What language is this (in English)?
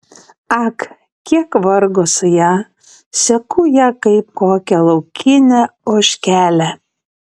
Lithuanian